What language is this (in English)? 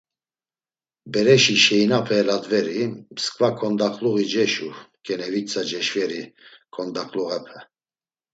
Laz